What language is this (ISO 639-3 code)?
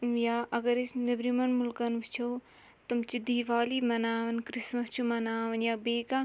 kas